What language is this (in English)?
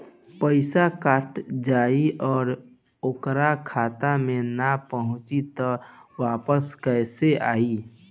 Bhojpuri